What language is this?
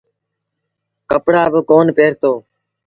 Sindhi Bhil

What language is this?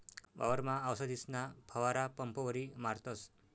Marathi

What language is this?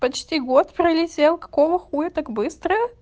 Russian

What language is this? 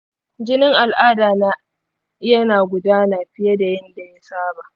Hausa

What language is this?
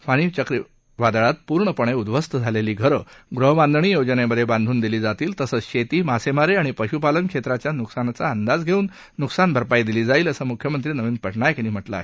Marathi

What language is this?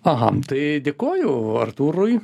Lithuanian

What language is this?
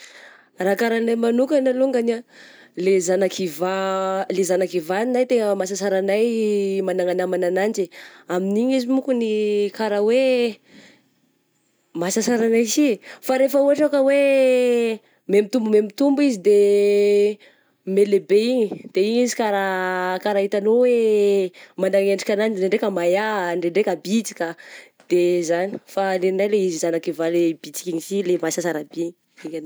Southern Betsimisaraka Malagasy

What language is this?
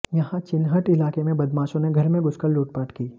Hindi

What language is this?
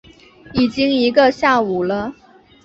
Chinese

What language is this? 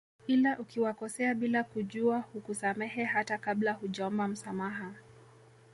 Swahili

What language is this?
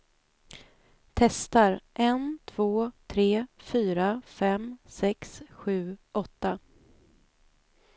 Swedish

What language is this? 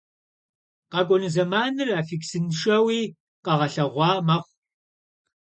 Kabardian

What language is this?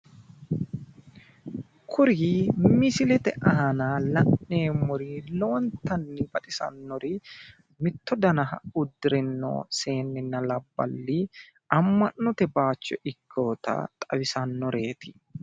Sidamo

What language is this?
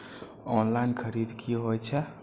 Maithili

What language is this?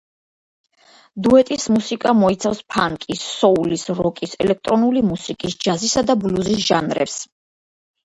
Georgian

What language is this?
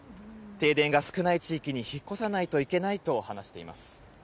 Japanese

